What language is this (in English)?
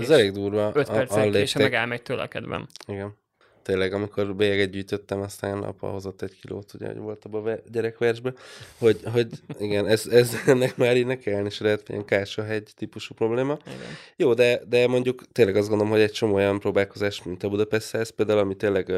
Hungarian